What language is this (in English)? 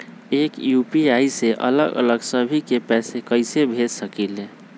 Magahi